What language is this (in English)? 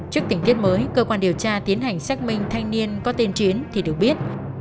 Vietnamese